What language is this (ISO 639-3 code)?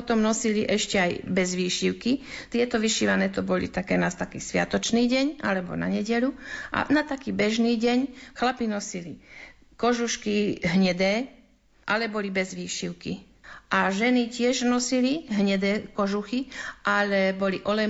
slk